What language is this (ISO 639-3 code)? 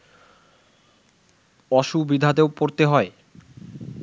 ben